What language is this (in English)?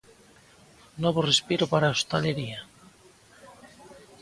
Galician